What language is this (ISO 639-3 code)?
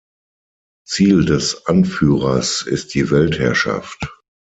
deu